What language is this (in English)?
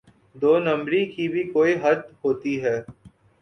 Urdu